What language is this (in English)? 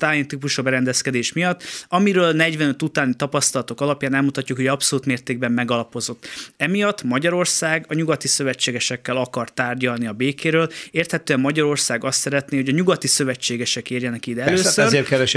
Hungarian